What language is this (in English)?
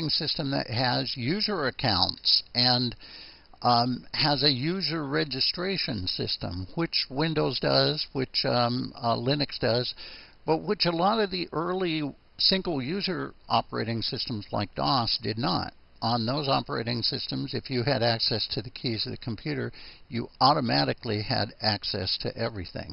English